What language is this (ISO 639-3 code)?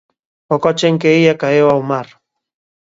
glg